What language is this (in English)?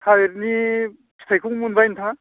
Bodo